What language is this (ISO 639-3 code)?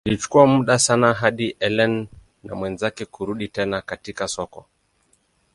swa